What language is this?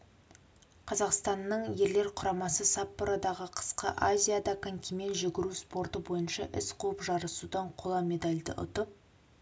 Kazakh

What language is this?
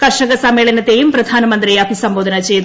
Malayalam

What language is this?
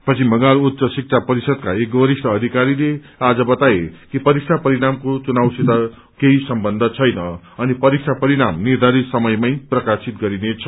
Nepali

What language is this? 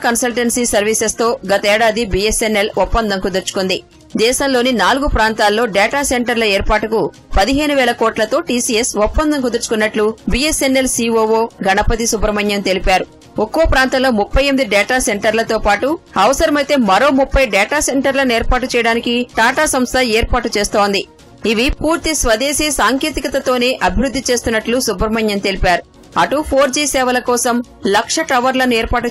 Telugu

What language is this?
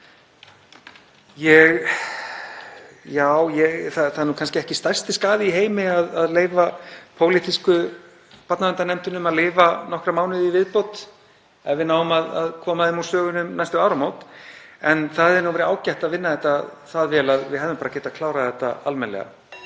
Icelandic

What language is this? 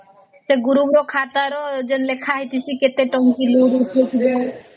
Odia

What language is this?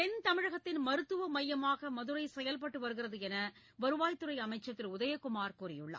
Tamil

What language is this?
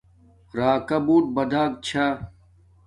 Domaaki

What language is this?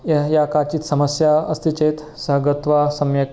Sanskrit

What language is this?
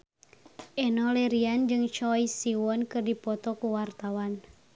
Sundanese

